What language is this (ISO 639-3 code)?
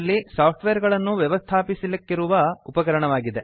kan